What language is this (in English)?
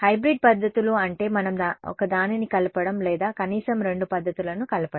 Telugu